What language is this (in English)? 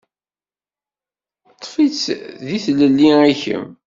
Kabyle